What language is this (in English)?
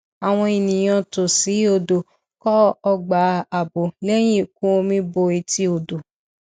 Yoruba